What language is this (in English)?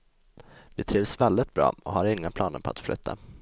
Swedish